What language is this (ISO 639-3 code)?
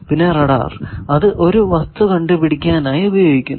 mal